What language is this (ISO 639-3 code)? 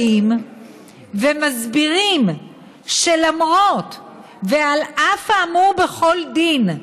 heb